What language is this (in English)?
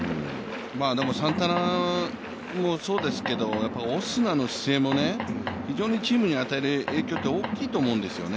Japanese